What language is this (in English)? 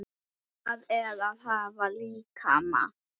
Icelandic